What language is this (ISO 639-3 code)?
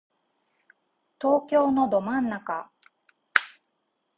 jpn